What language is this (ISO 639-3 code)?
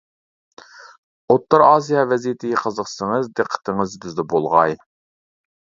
uig